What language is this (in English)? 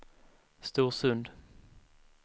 Swedish